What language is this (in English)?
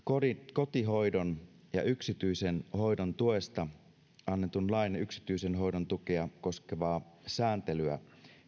Finnish